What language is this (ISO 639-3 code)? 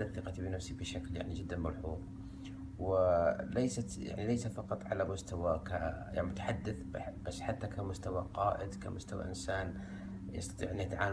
ara